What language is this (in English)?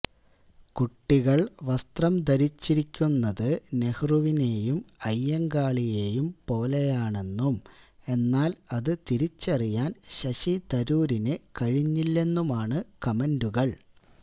Malayalam